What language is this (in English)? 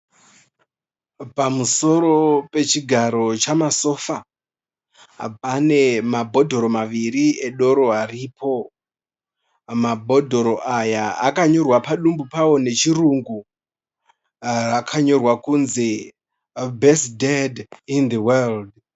Shona